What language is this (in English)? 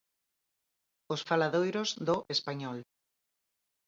Galician